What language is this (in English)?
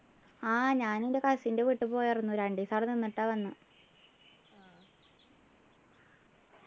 Malayalam